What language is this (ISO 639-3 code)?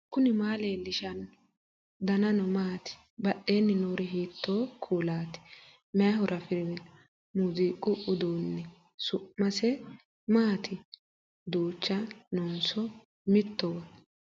sid